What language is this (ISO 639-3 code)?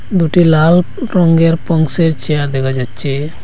ben